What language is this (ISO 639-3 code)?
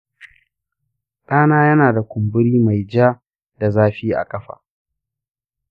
hau